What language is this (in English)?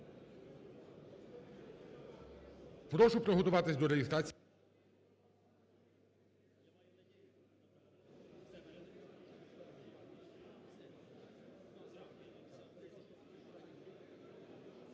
Ukrainian